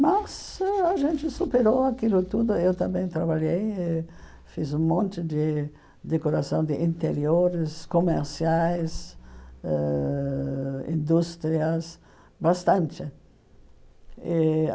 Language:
Portuguese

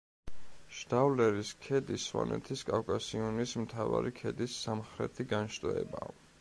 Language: Georgian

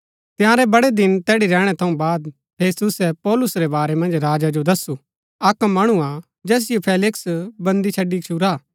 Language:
Gaddi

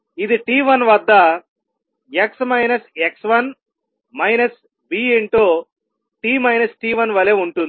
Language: Telugu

